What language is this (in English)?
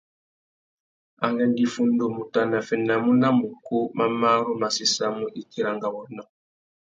Tuki